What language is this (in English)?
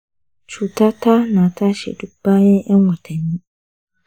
Hausa